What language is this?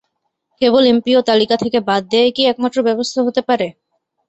Bangla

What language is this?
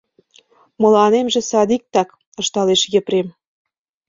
Mari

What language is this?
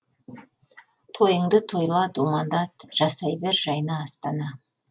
Kazakh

